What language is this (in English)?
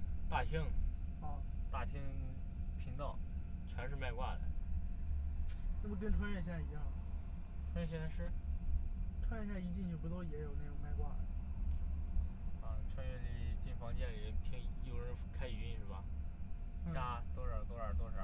Chinese